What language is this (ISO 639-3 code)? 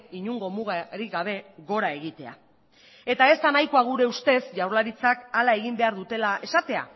eus